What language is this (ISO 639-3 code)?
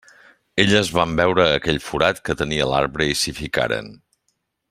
cat